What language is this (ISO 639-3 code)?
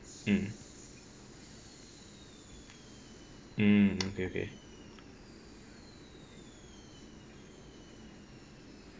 eng